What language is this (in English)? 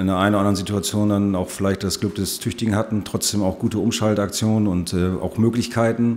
German